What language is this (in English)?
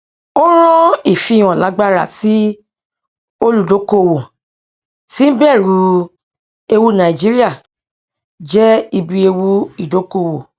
Yoruba